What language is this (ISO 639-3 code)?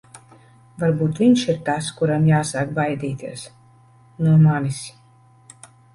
lav